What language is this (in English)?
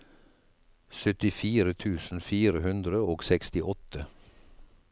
Norwegian